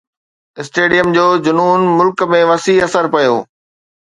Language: Sindhi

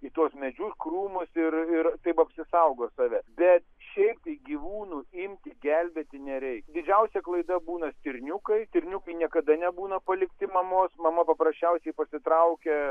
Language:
Lithuanian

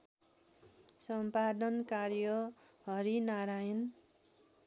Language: Nepali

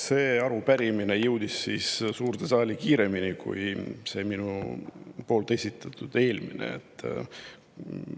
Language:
Estonian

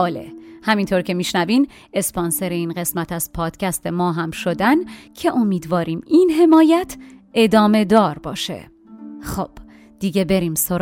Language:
Persian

